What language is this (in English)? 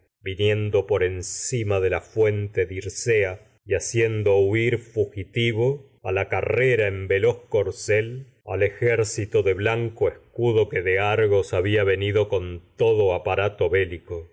Spanish